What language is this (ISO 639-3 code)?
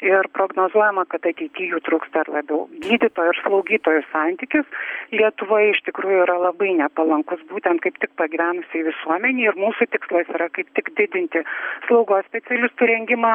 lit